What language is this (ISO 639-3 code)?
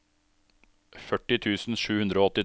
nor